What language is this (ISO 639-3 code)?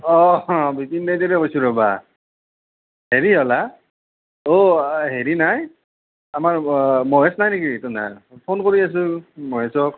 asm